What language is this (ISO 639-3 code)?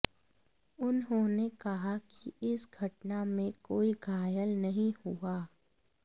hin